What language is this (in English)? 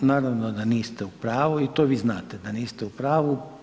Croatian